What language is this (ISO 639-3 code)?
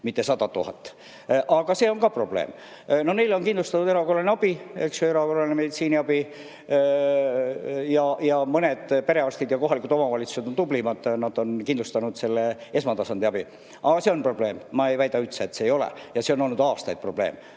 est